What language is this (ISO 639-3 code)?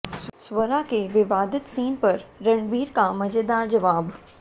hin